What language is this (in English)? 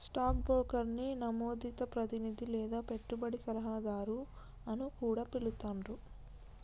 Telugu